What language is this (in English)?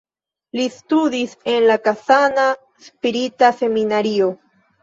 Esperanto